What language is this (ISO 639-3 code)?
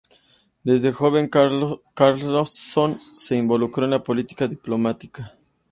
spa